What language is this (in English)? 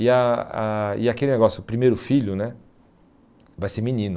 Portuguese